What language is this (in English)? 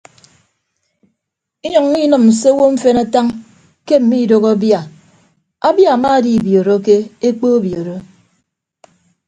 Ibibio